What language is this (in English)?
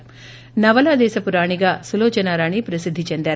Telugu